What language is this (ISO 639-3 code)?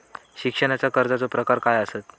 mar